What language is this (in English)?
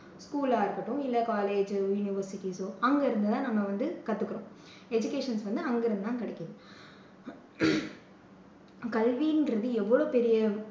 Tamil